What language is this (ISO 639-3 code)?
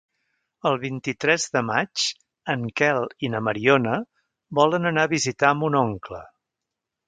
cat